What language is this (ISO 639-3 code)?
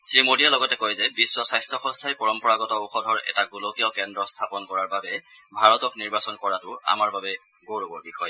asm